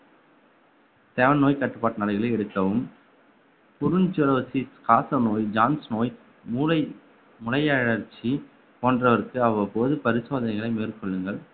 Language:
Tamil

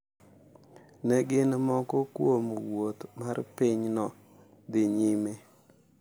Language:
Luo (Kenya and Tanzania)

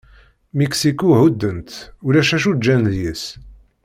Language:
Kabyle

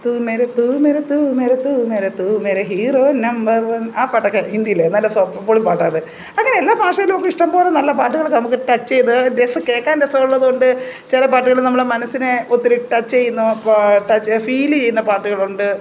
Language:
Malayalam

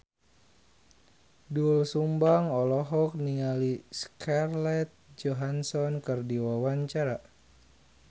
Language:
Sundanese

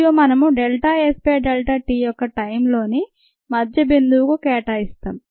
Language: Telugu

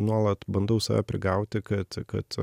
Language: Lithuanian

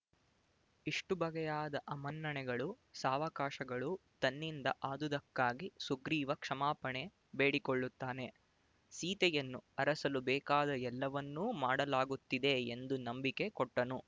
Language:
Kannada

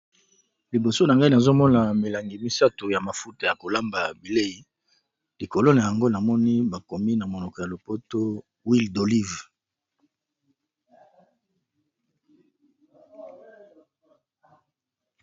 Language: Lingala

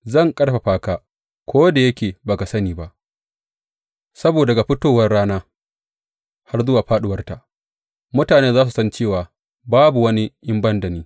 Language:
Hausa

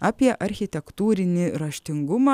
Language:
Lithuanian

